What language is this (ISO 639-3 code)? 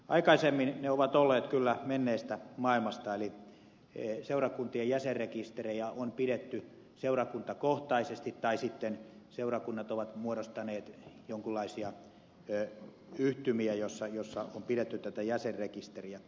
fin